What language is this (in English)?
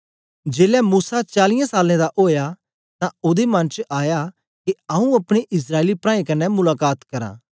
Dogri